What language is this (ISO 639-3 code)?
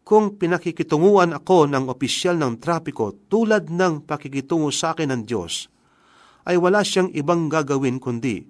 fil